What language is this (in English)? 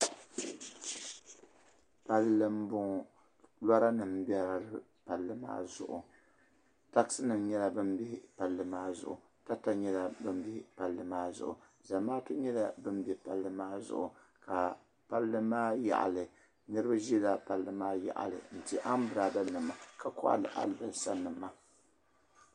Dagbani